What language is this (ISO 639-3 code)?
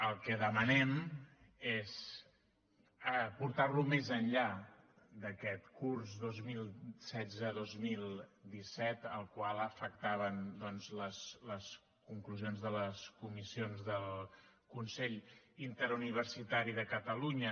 cat